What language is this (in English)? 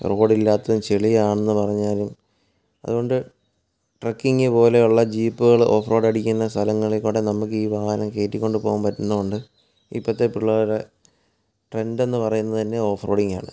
Malayalam